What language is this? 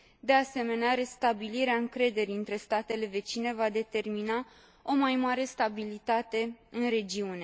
Romanian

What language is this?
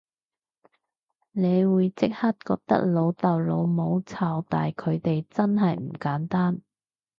Cantonese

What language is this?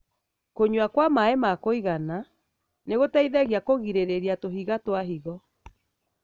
Kikuyu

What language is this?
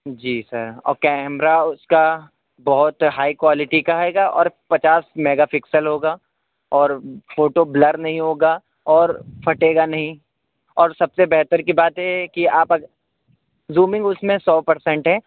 Urdu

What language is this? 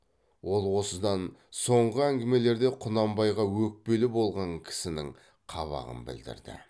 Kazakh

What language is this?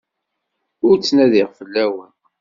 Kabyle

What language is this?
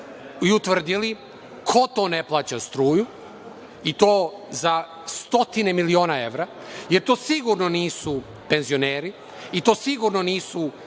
Serbian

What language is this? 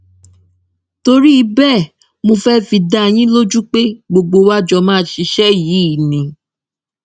Yoruba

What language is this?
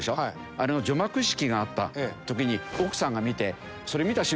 Japanese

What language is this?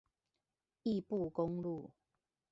Chinese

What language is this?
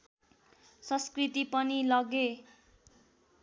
Nepali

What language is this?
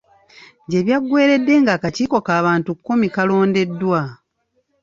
Ganda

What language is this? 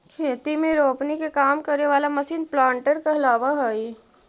Magahi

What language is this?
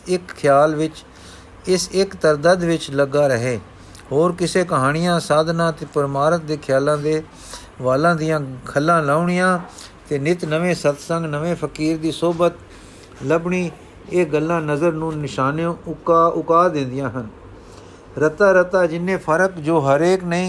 Punjabi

